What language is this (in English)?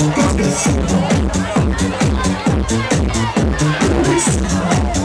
Vietnamese